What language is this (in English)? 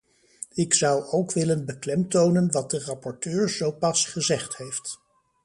Dutch